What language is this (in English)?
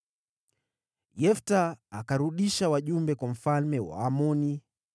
Swahili